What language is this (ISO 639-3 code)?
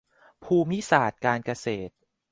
tha